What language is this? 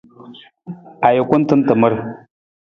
Nawdm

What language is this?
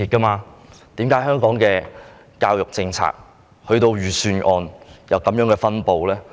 Cantonese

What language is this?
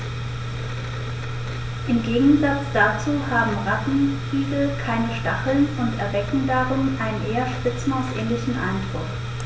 German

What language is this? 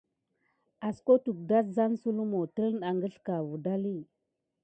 Gidar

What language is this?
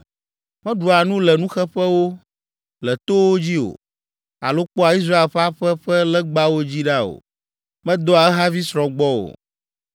Ewe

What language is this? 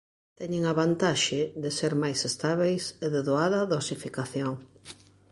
Galician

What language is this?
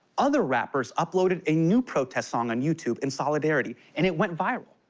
English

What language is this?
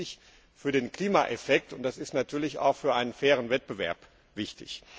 German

